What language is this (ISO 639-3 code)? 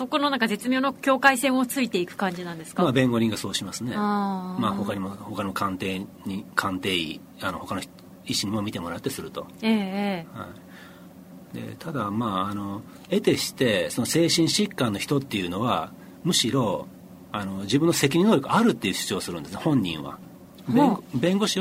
jpn